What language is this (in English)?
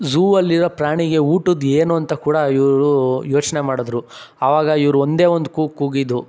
Kannada